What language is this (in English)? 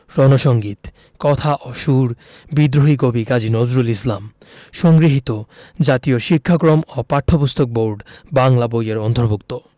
Bangla